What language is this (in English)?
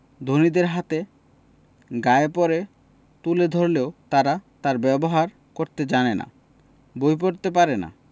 Bangla